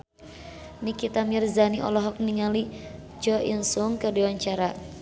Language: Sundanese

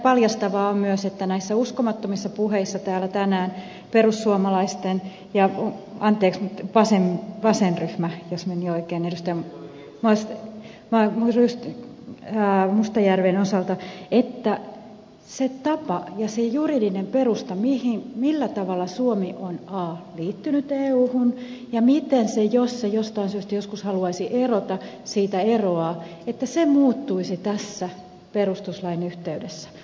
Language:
Finnish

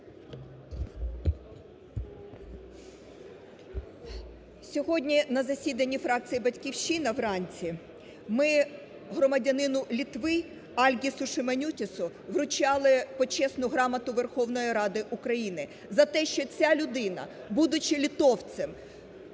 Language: Ukrainian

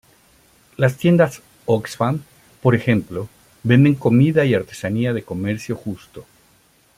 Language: Spanish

